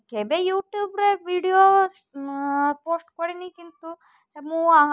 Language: Odia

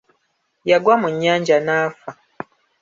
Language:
Ganda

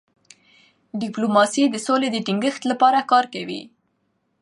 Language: Pashto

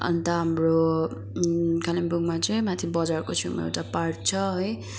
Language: Nepali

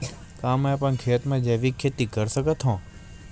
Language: Chhattisgarhi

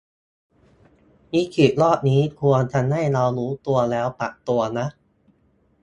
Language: Thai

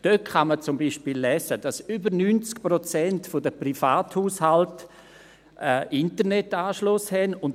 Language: Swiss German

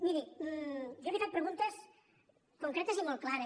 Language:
Catalan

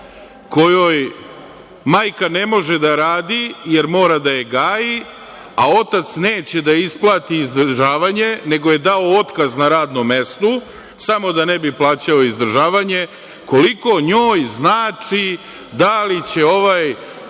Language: Serbian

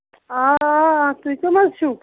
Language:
Kashmiri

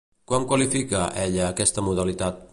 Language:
Catalan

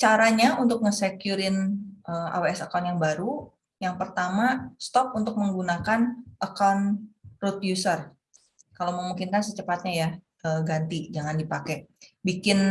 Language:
Indonesian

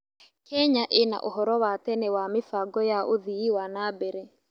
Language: Kikuyu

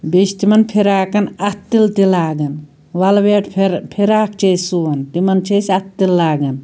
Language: Kashmiri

